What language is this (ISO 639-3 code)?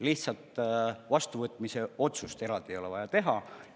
est